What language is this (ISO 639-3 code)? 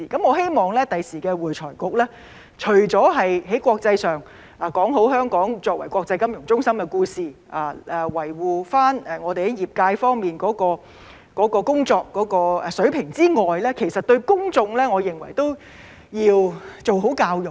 yue